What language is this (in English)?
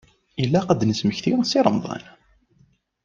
Kabyle